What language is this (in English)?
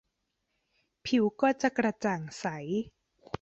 Thai